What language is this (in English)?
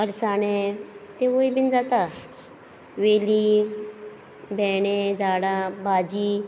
Konkani